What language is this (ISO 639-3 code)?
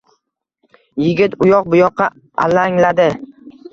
uzb